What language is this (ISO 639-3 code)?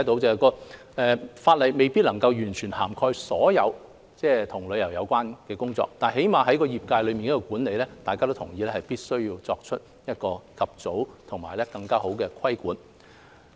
yue